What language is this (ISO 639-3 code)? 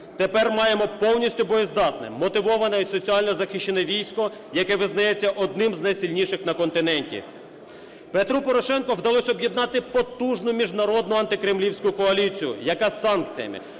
ukr